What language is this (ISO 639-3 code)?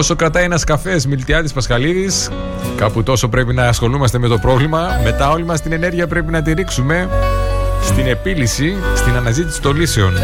ell